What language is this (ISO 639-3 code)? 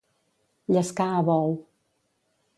cat